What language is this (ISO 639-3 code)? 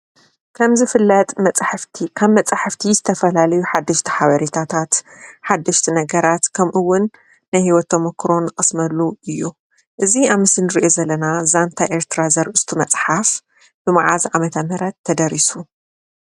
tir